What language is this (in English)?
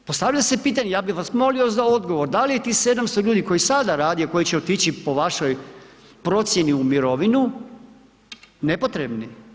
Croatian